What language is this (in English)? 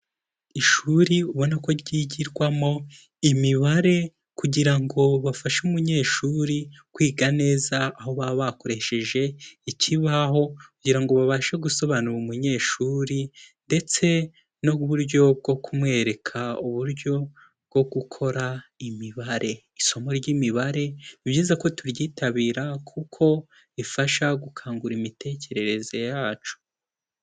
Kinyarwanda